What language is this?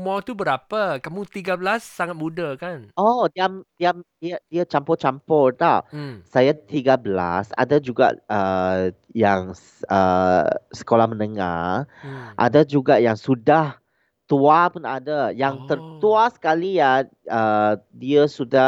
Malay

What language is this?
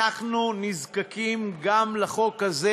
Hebrew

